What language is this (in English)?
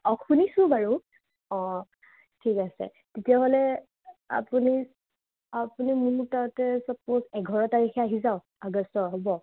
Assamese